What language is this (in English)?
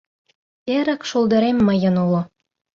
Mari